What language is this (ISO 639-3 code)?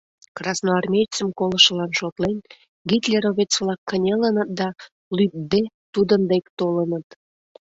chm